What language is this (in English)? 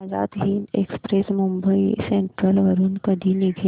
Marathi